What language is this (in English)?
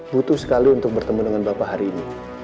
Indonesian